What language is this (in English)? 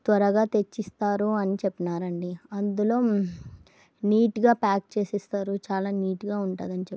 Telugu